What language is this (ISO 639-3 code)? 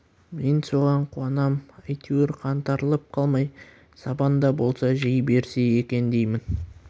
kaz